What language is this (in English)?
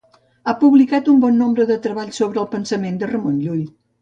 Catalan